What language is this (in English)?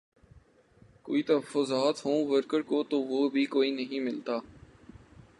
Urdu